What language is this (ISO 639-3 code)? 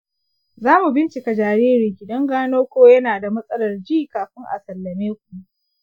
hau